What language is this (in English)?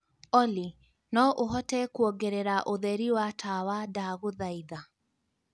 Kikuyu